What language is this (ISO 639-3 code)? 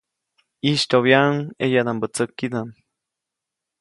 zoc